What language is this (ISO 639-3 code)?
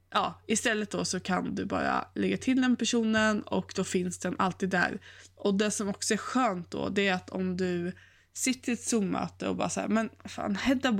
swe